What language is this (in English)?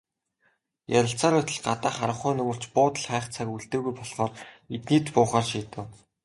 Mongolian